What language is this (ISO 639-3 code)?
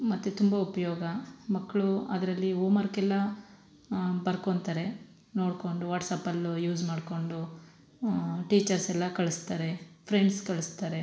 kan